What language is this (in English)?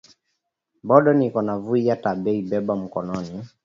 Swahili